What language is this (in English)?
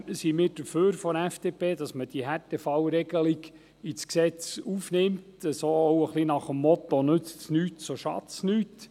Swiss German